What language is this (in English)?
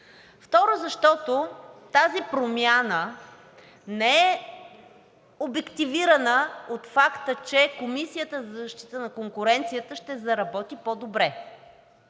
Bulgarian